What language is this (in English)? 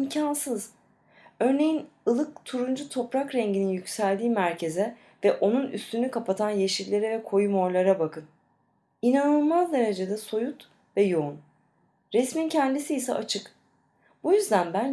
Turkish